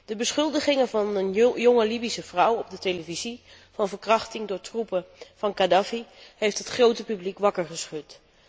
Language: Dutch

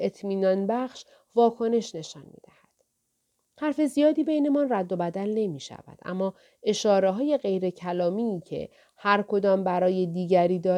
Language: Persian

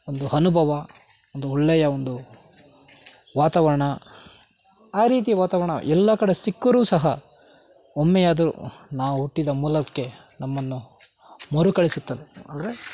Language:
Kannada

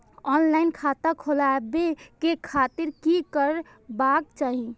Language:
Maithili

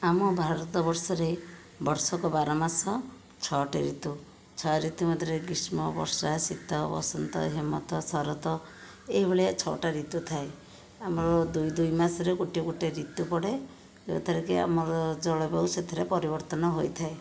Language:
Odia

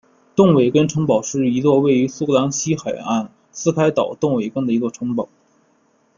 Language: Chinese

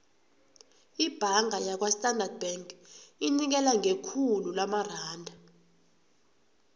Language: South Ndebele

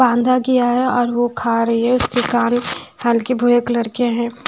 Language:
Hindi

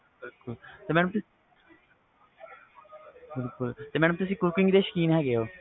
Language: Punjabi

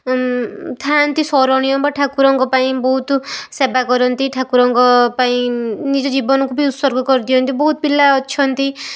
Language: Odia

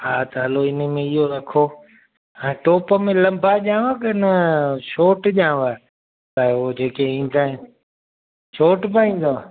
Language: Sindhi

